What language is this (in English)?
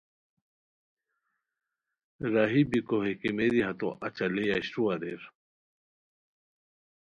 Khowar